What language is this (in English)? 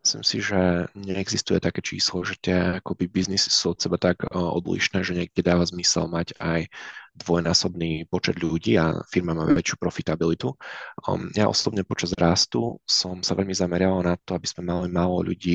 Czech